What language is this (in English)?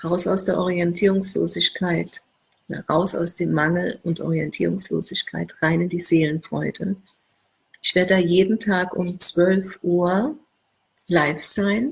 German